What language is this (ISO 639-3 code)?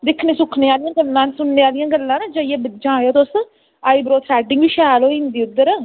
doi